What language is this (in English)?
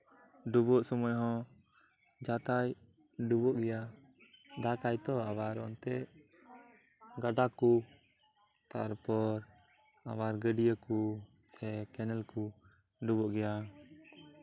Santali